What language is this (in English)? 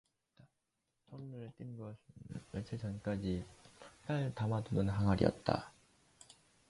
Korean